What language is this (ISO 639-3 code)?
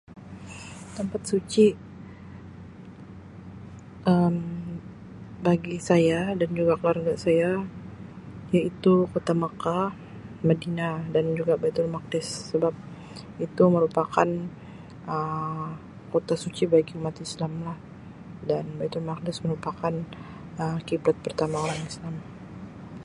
msi